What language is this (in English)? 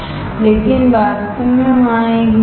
Hindi